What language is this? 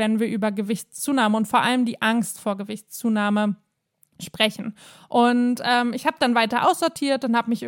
German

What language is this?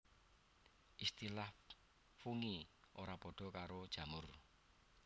Javanese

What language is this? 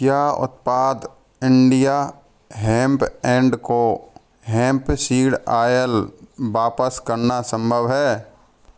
Hindi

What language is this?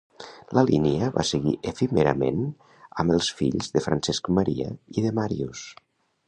Catalan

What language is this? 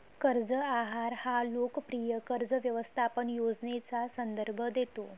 Marathi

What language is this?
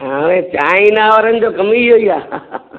Sindhi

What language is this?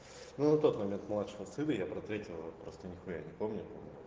Russian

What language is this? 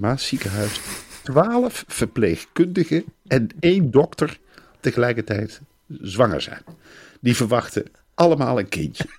Dutch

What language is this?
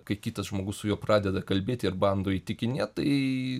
Lithuanian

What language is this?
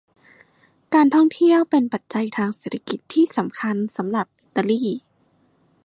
Thai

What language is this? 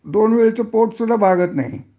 Marathi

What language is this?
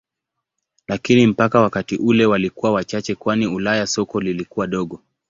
Swahili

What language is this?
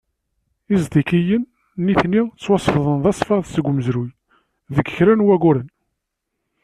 Kabyle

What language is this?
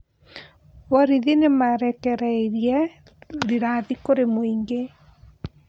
Kikuyu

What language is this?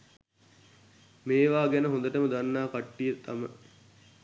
Sinhala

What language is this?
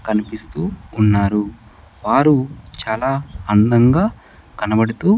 Telugu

